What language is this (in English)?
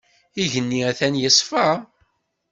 Kabyle